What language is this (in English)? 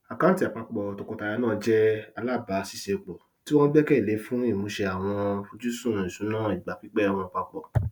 Yoruba